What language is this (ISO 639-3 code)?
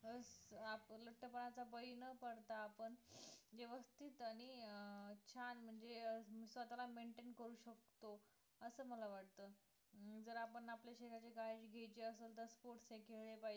mar